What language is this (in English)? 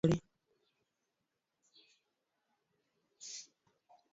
Luo (Kenya and Tanzania)